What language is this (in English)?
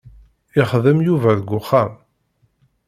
Kabyle